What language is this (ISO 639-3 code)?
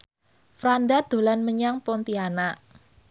jav